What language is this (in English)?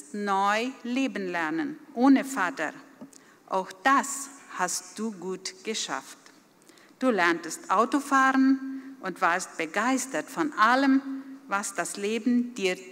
German